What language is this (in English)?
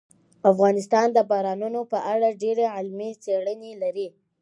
Pashto